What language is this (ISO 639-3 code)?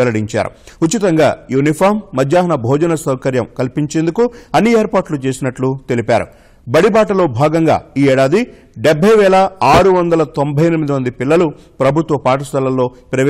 ron